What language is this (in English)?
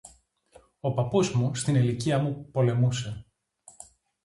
Greek